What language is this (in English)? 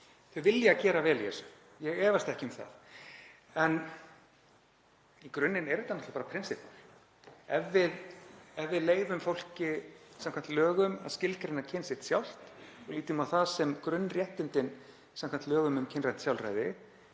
Icelandic